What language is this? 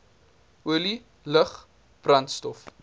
Afrikaans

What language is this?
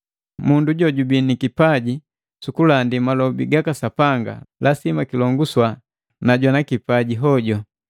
Matengo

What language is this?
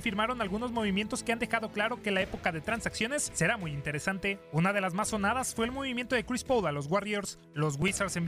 Spanish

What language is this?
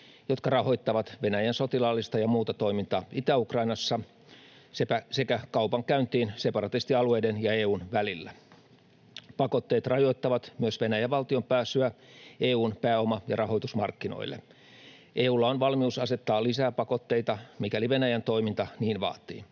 Finnish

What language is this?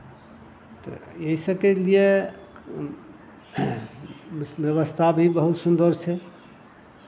Maithili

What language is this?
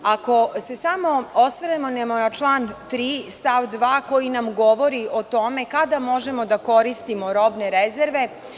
Serbian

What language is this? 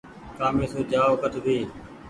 Goaria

